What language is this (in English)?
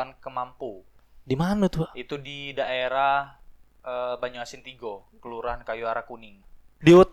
Indonesian